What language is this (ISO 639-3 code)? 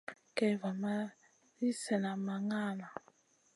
mcn